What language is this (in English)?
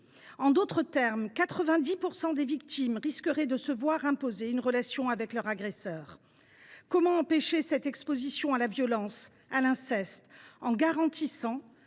French